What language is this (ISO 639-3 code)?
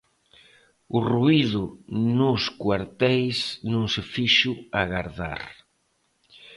glg